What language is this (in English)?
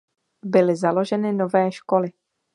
Czech